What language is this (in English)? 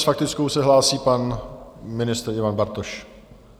Czech